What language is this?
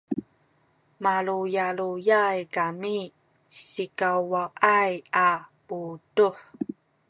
Sakizaya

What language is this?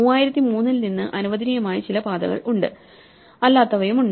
Malayalam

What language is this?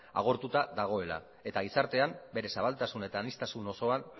Basque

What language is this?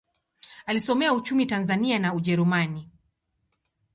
Swahili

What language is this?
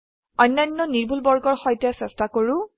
Assamese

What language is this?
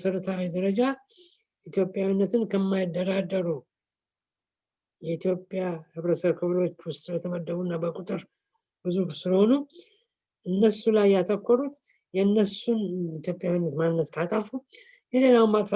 Turkish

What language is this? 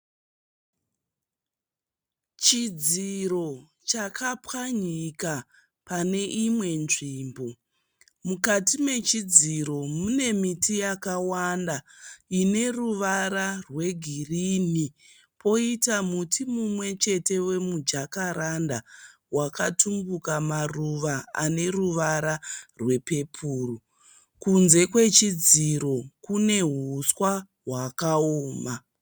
Shona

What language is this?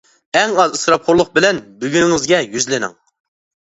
Uyghur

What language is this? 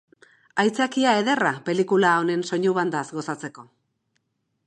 Basque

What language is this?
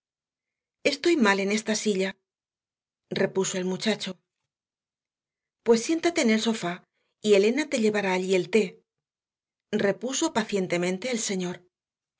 Spanish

